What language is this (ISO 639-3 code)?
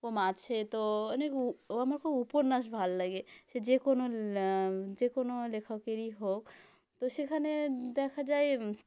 ben